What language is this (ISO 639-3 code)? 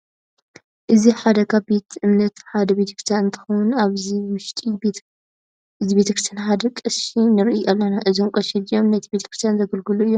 tir